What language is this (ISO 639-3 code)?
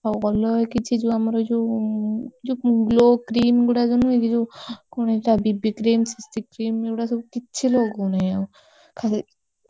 ori